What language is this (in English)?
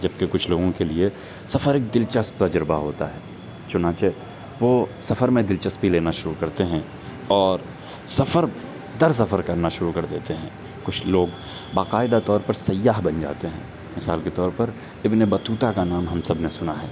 Urdu